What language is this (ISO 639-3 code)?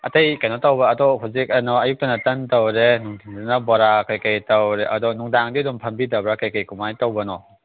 mni